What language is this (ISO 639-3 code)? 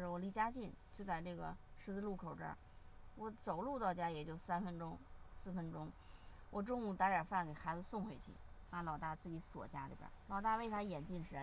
zho